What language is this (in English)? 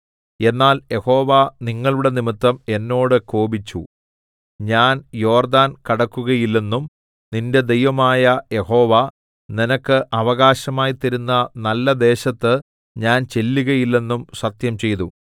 Malayalam